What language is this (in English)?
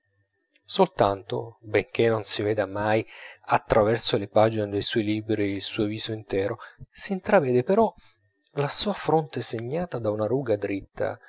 Italian